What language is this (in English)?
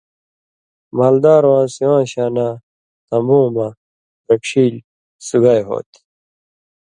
Indus Kohistani